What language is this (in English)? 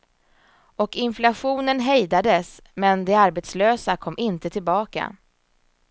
Swedish